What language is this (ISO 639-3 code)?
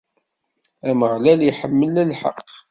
kab